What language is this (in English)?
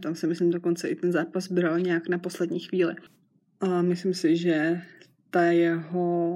Czech